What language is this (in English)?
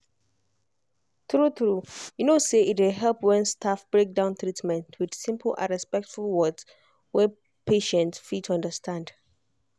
Nigerian Pidgin